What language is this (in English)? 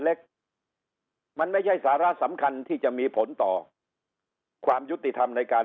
Thai